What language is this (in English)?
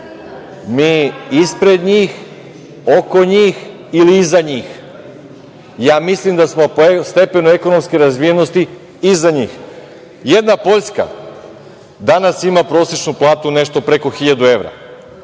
Serbian